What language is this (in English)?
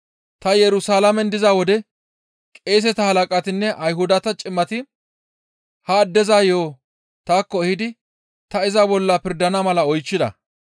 Gamo